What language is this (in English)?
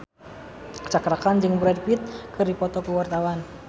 Sundanese